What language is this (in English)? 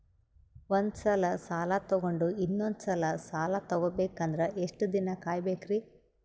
Kannada